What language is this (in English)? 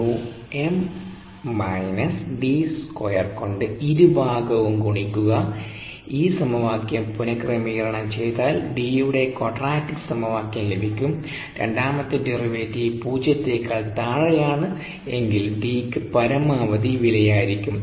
Malayalam